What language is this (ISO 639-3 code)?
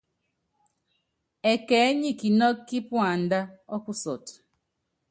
yav